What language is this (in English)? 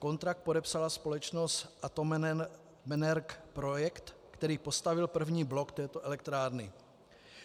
Czech